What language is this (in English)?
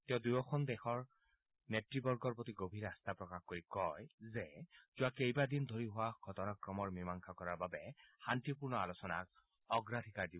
Assamese